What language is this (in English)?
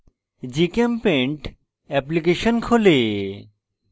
Bangla